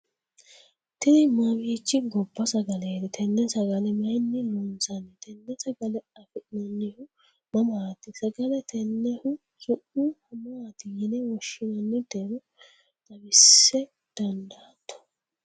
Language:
Sidamo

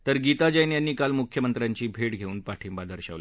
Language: Marathi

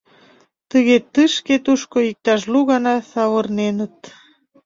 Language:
Mari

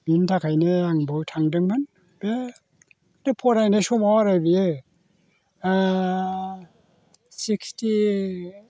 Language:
Bodo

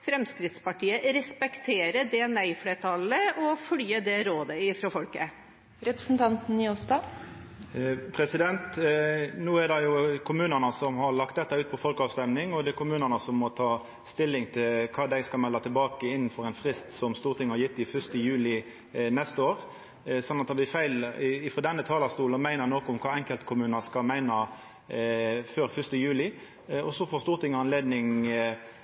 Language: Norwegian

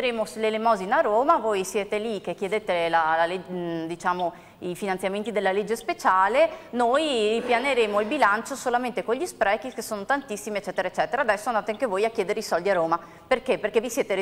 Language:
Italian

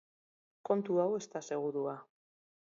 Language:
Basque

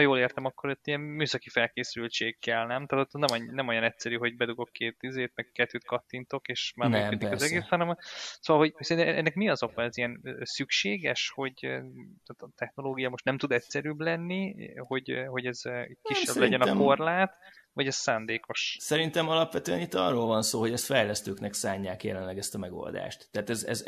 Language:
Hungarian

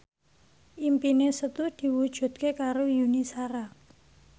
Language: Javanese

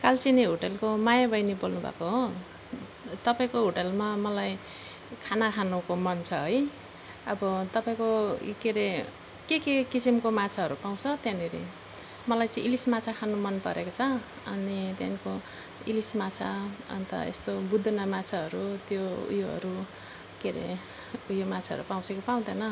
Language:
Nepali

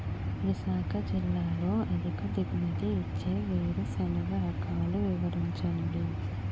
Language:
Telugu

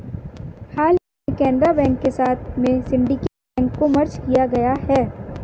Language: Hindi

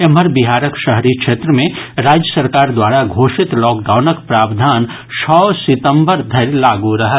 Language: Maithili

